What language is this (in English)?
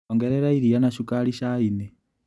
Kikuyu